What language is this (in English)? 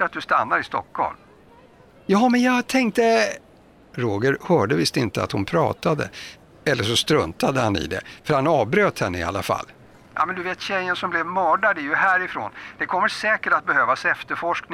Swedish